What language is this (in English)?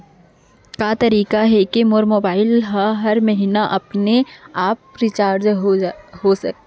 Chhattisgarhi